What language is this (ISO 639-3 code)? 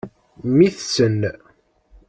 kab